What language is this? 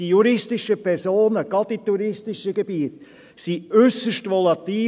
Swiss German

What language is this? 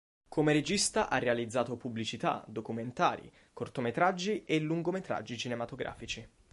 Italian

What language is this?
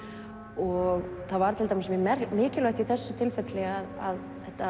Icelandic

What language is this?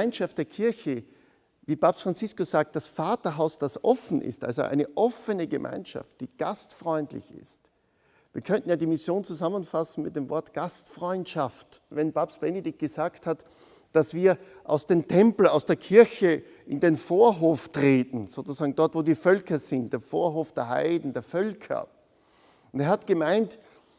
German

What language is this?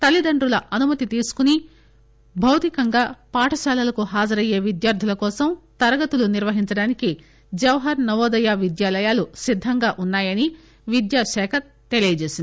Telugu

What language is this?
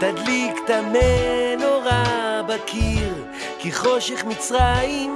Hebrew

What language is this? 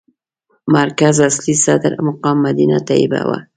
Pashto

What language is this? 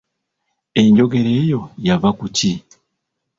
Ganda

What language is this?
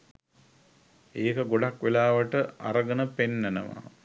Sinhala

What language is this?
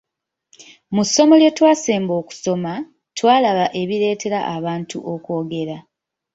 Ganda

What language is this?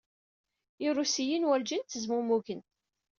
Kabyle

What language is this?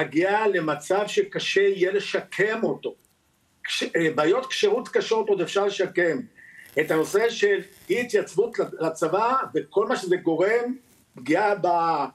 Hebrew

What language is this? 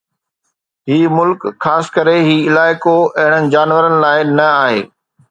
Sindhi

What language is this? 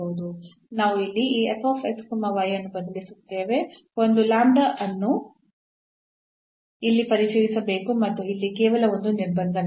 Kannada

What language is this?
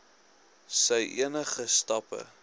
Afrikaans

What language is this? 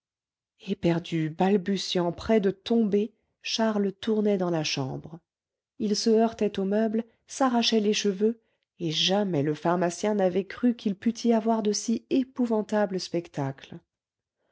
French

